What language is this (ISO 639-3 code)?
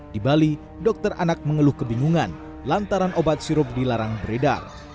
ind